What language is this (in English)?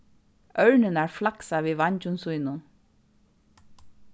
Faroese